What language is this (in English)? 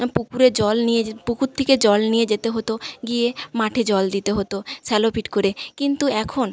Bangla